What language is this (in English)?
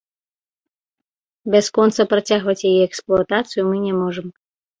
Belarusian